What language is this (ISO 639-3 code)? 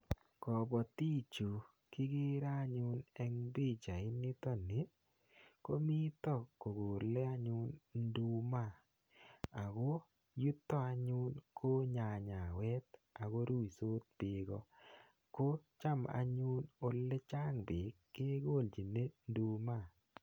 kln